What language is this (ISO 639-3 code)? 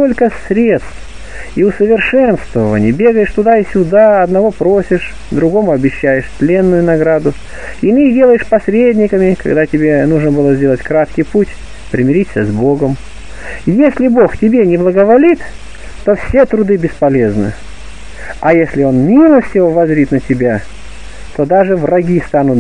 rus